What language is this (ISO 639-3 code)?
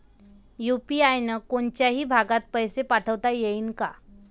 mar